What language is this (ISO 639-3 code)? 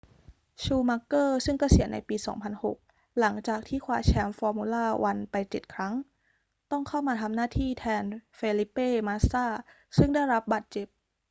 tha